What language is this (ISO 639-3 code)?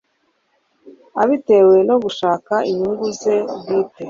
kin